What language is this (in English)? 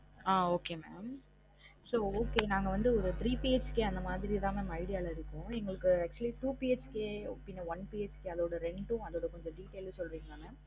Tamil